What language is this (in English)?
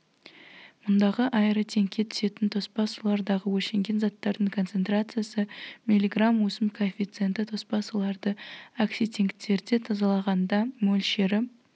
Kazakh